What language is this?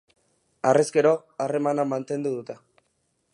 Basque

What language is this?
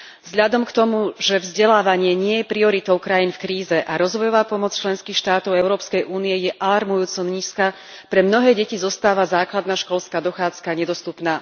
Slovak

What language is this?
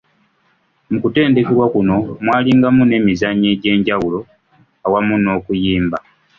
Ganda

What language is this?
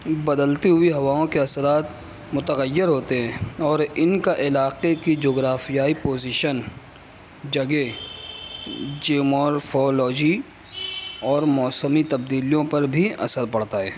Urdu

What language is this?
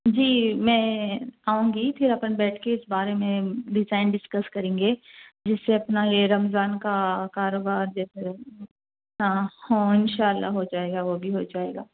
Urdu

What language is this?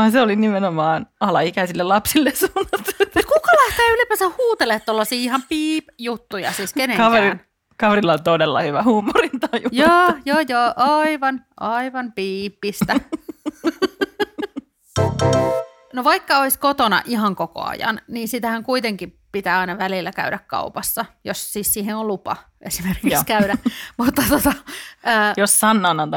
Finnish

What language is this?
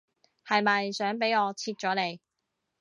Cantonese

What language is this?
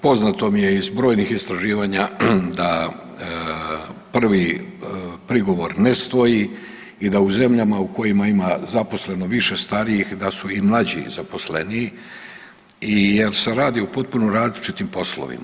Croatian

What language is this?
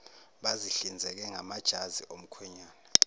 Zulu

